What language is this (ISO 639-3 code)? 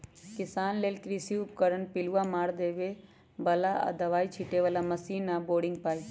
mag